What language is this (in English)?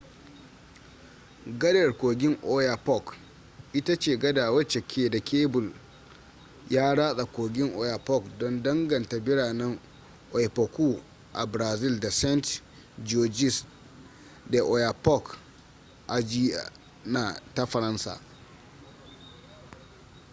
Hausa